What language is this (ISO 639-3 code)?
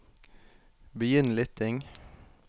nor